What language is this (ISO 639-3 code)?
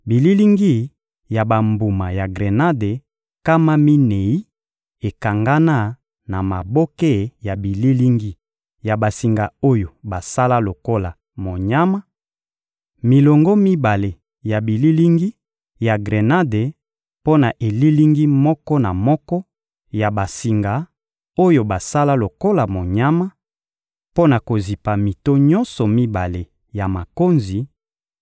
lin